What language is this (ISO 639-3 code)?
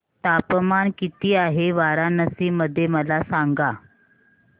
mar